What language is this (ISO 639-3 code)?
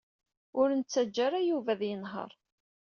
kab